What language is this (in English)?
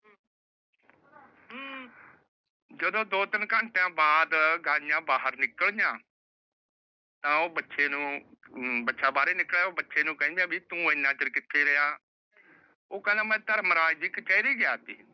Punjabi